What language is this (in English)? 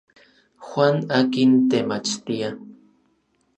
Orizaba Nahuatl